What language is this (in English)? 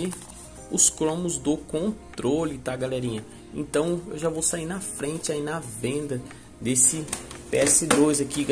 Portuguese